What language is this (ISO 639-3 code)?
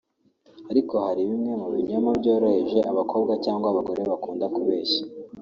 kin